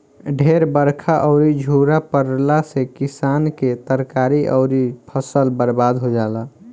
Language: Bhojpuri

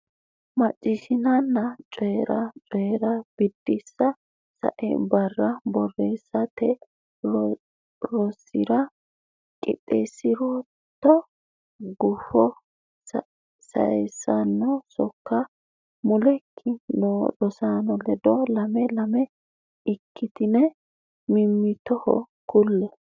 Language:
Sidamo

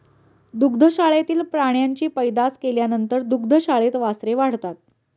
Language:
Marathi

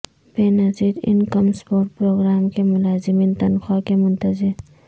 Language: Urdu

